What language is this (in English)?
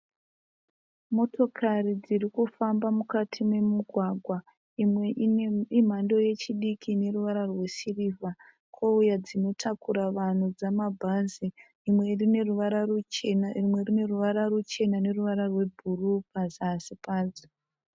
Shona